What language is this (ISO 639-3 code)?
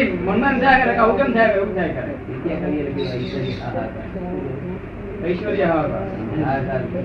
guj